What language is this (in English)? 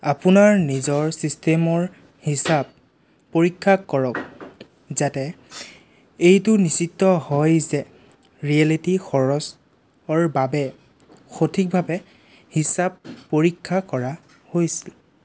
Assamese